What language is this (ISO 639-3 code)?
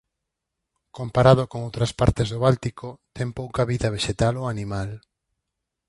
glg